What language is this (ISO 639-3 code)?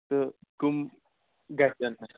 kas